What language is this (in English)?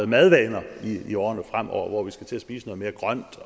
Danish